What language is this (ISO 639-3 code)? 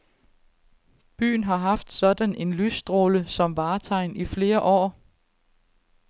dan